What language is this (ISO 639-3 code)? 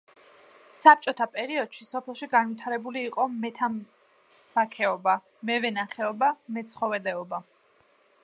kat